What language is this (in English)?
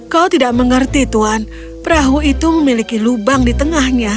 Indonesian